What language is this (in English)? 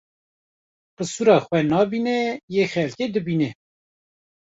Kurdish